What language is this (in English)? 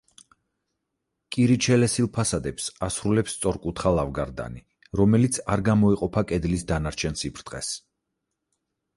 Georgian